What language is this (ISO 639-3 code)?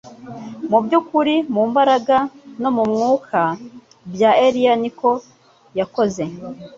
kin